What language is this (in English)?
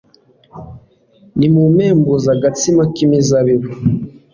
Kinyarwanda